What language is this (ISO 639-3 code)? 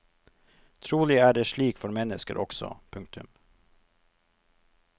nor